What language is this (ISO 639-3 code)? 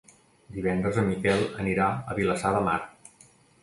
cat